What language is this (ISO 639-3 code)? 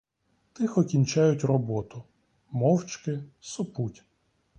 ukr